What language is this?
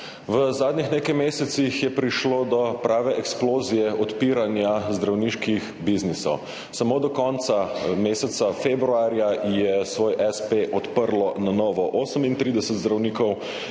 Slovenian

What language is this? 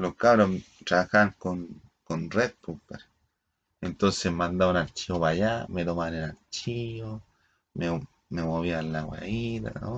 Spanish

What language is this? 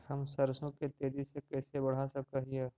Magahi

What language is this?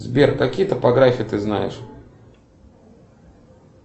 Russian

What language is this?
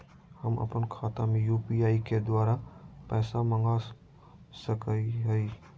Magahi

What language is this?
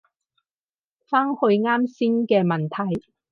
Cantonese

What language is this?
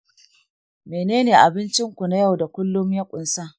Hausa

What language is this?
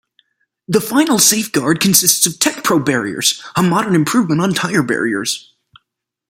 English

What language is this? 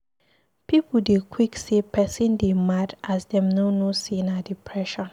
Nigerian Pidgin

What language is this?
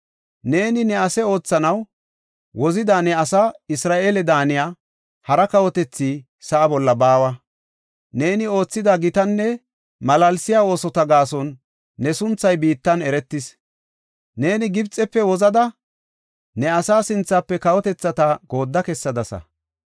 Gofa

